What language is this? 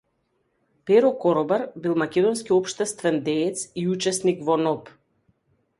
Macedonian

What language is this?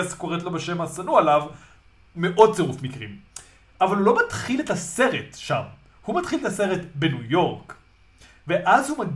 Hebrew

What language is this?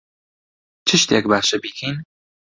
Central Kurdish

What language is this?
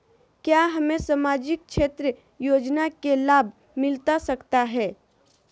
Magahi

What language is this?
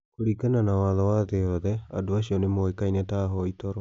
Kikuyu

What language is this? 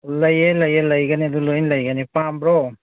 Manipuri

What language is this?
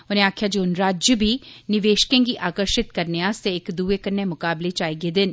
Dogri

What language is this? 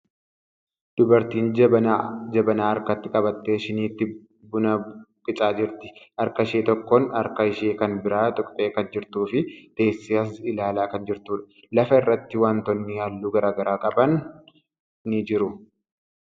Oromo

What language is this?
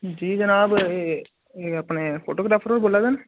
Dogri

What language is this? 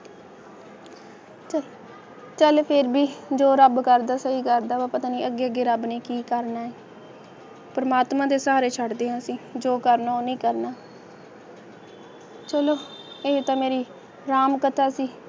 Punjabi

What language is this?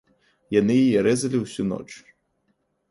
Belarusian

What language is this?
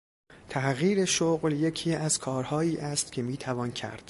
Persian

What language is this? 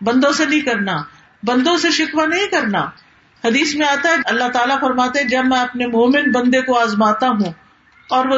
Urdu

